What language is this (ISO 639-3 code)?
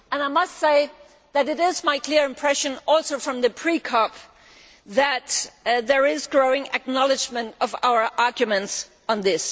eng